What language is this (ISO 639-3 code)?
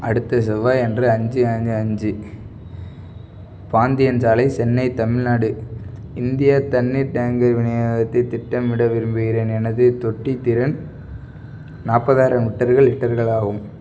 tam